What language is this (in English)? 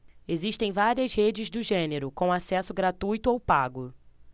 Portuguese